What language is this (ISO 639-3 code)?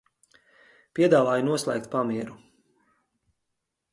lav